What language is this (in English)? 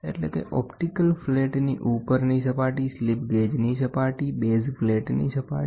Gujarati